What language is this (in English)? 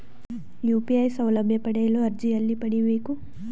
Kannada